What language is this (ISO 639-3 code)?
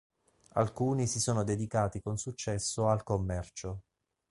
ita